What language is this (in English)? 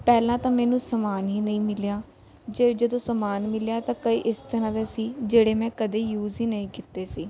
Punjabi